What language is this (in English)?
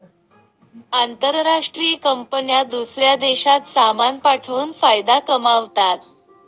Marathi